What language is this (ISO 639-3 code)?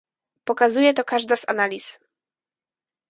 pol